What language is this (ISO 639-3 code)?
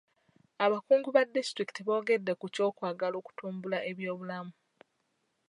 lug